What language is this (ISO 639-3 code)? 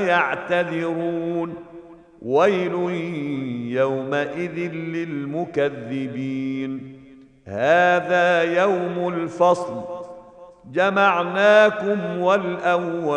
ara